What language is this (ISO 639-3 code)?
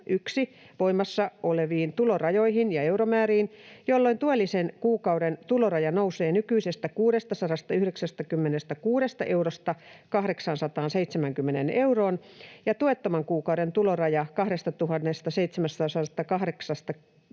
fin